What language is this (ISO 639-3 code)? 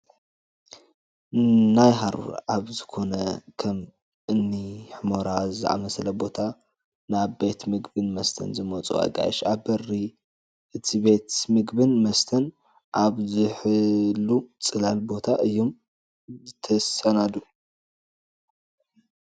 tir